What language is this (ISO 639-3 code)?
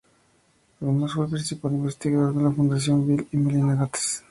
spa